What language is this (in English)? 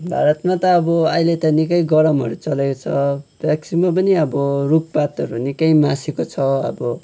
Nepali